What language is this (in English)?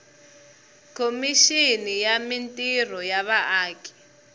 Tsonga